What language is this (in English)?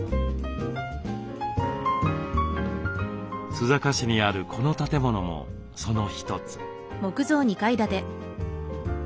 Japanese